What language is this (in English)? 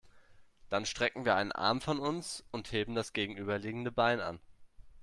German